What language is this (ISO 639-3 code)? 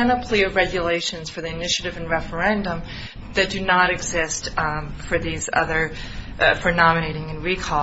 eng